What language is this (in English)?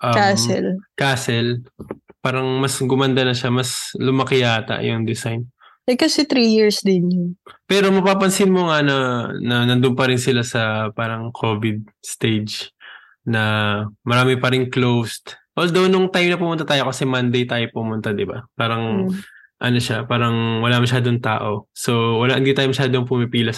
Filipino